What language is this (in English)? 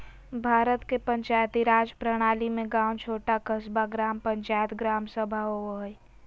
Magahi